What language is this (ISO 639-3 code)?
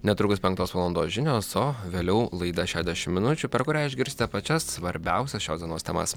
lit